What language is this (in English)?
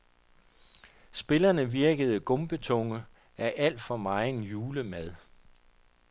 Danish